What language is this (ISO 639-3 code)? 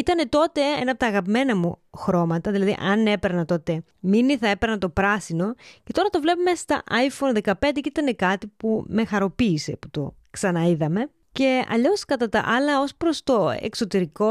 ell